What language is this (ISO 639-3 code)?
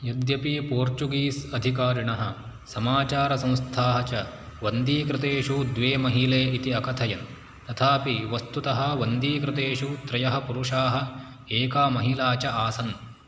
san